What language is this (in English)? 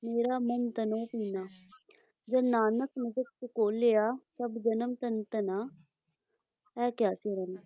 Punjabi